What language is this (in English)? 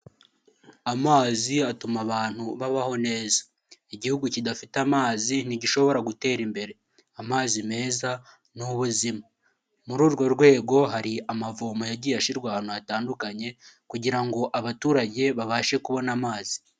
Kinyarwanda